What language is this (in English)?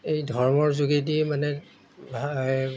Assamese